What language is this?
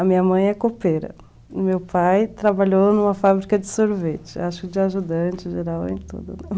Portuguese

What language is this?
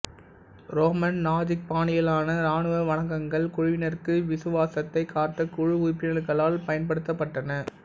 Tamil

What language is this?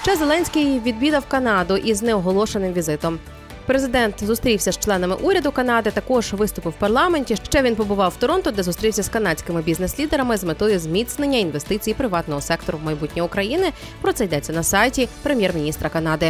Ukrainian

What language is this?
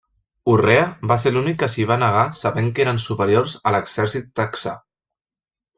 Catalan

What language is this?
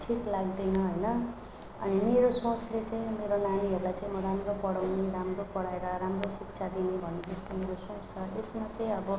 Nepali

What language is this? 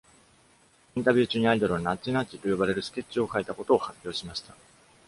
Japanese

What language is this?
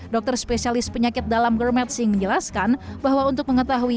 Indonesian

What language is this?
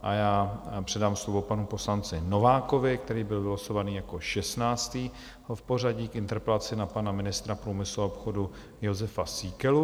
Czech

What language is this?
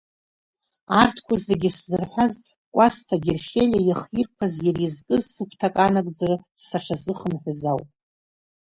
Abkhazian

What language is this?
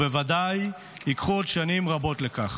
Hebrew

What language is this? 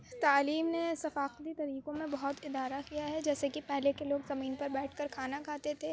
Urdu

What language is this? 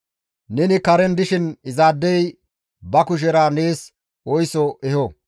Gamo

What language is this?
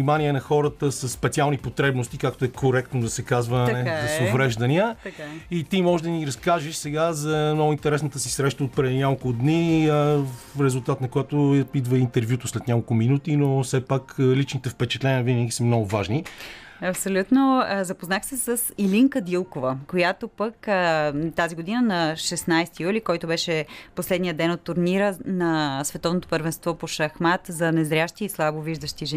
Bulgarian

